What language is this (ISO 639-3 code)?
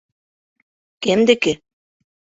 bak